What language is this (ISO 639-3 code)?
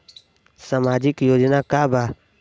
bho